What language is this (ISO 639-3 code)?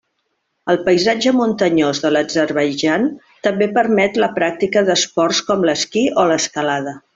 cat